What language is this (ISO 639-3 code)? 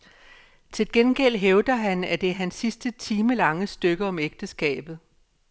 dan